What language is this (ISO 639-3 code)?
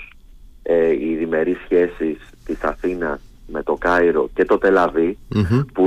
ell